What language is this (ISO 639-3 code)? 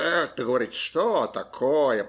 rus